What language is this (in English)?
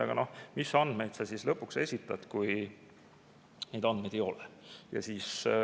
Estonian